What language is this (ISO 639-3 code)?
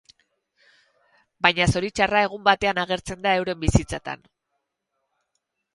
eus